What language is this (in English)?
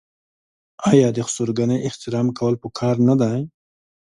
Pashto